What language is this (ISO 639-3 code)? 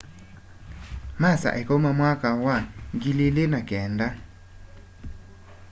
kam